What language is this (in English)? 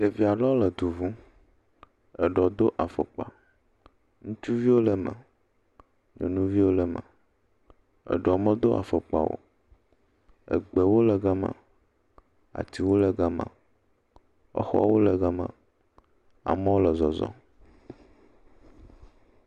Ewe